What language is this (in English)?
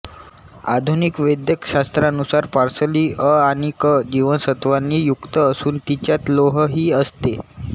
Marathi